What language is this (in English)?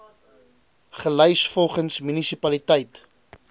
Afrikaans